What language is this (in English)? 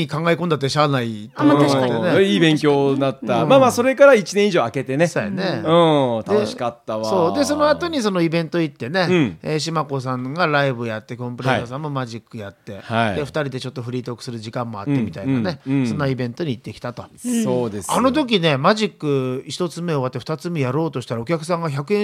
Japanese